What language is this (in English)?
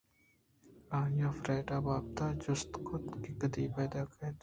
Eastern Balochi